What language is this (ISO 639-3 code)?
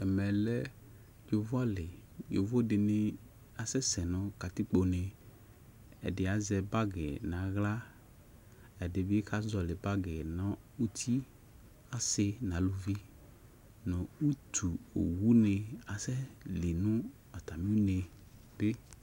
kpo